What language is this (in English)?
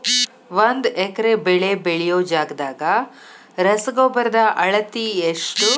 Kannada